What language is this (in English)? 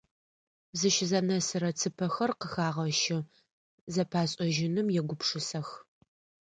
Adyghe